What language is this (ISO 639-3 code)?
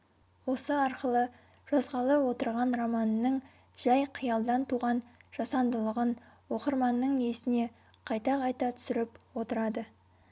kaz